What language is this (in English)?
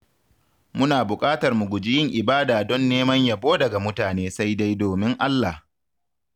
Hausa